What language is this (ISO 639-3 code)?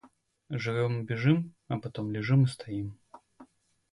rus